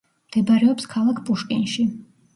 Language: Georgian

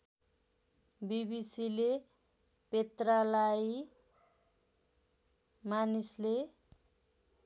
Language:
Nepali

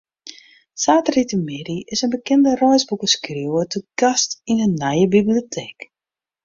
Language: Western Frisian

